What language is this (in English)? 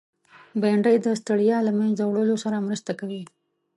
Pashto